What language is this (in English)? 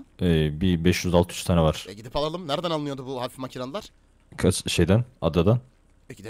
Turkish